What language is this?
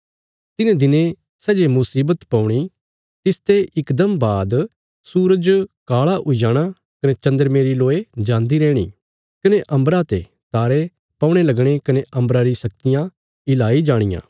Bilaspuri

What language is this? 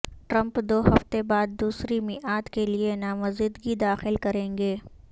Urdu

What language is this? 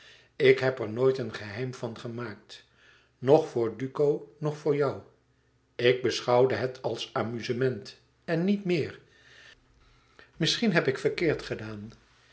Dutch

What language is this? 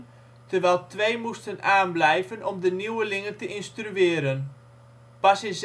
Dutch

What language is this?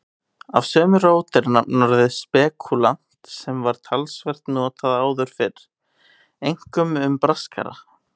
Icelandic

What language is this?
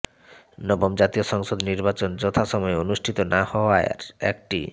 Bangla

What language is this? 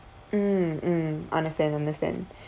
English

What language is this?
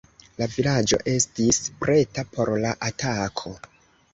Esperanto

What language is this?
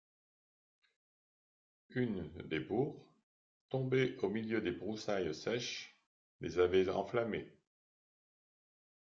French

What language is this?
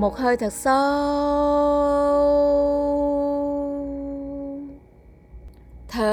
Vietnamese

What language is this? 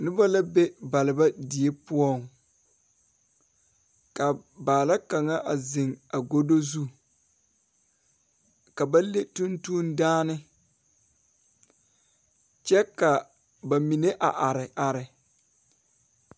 Southern Dagaare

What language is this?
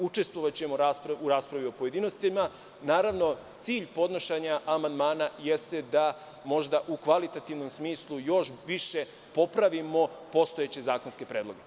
Serbian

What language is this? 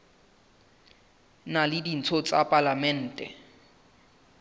Southern Sotho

